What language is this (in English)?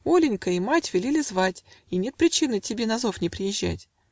Russian